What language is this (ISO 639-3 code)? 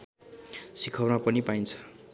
nep